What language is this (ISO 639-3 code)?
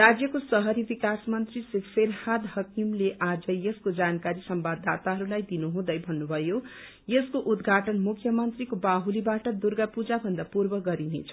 nep